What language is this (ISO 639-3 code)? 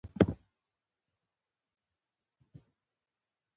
pus